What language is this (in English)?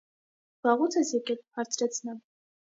Armenian